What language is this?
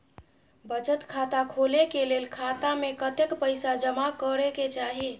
Maithili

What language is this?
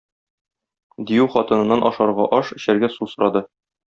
Tatar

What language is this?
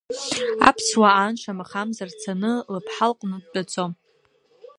Abkhazian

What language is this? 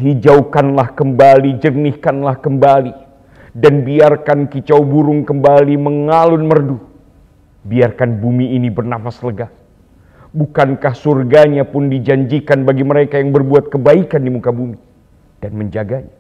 Indonesian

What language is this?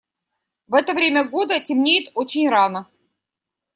Russian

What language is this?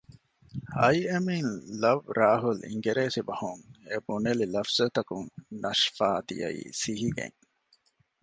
Divehi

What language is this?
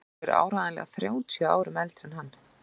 Icelandic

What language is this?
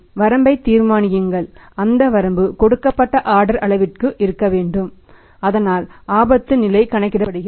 Tamil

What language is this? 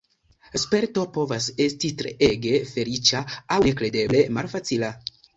Esperanto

